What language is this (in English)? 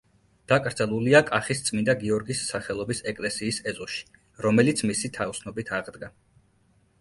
Georgian